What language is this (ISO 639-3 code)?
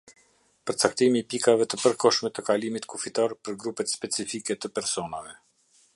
sqi